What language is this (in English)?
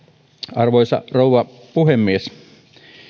Finnish